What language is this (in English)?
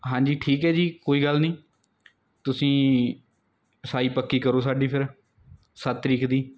Punjabi